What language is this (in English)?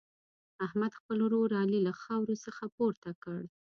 Pashto